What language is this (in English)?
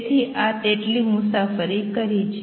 Gujarati